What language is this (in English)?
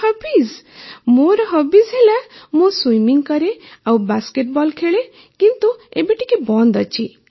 Odia